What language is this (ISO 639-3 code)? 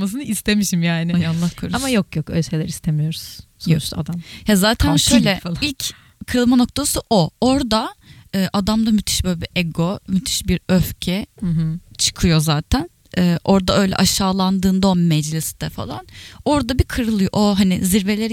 tur